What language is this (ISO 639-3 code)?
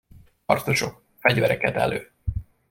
hun